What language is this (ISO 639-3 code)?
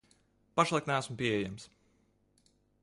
lav